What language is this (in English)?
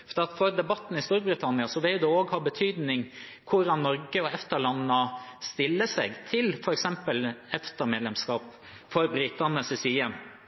Norwegian Bokmål